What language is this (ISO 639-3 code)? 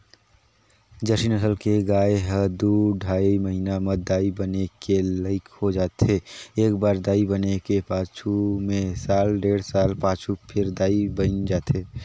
hne